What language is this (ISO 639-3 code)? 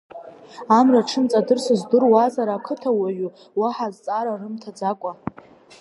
abk